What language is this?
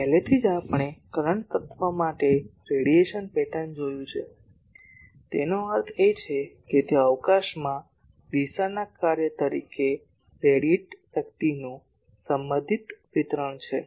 Gujarati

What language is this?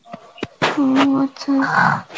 Bangla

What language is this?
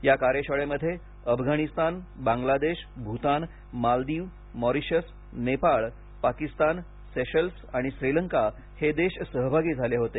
Marathi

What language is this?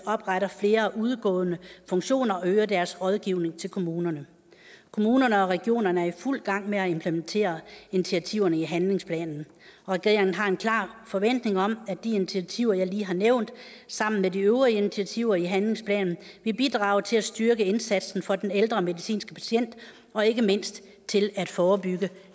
Danish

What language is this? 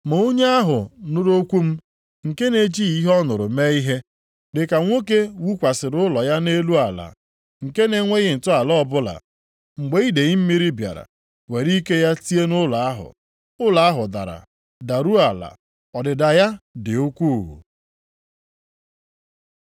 Igbo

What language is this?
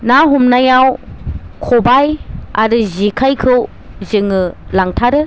Bodo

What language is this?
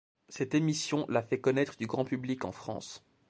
French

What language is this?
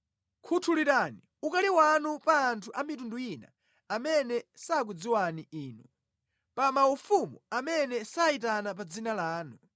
Nyanja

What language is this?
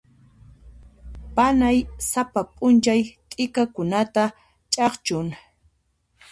Puno Quechua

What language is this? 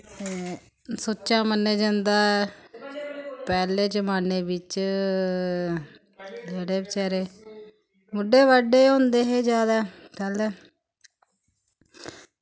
Dogri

